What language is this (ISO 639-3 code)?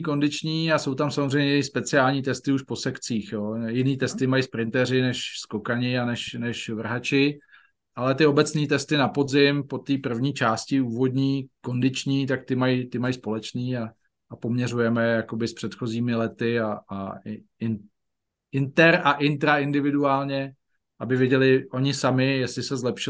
ces